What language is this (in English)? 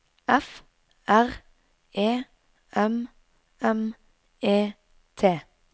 Norwegian